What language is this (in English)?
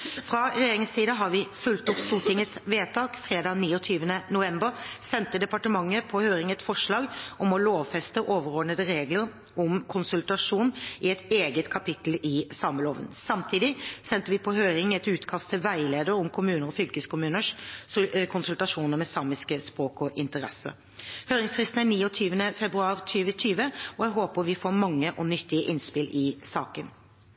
Norwegian Bokmål